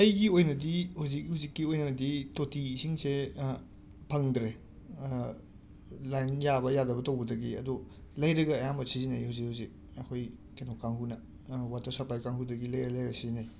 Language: Manipuri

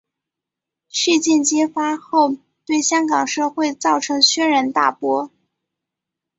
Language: Chinese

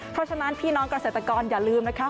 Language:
Thai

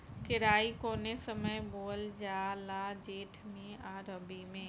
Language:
Bhojpuri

